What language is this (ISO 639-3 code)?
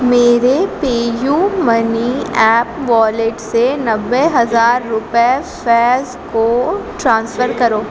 urd